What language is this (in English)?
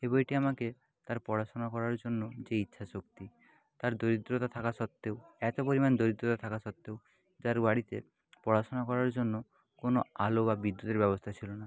Bangla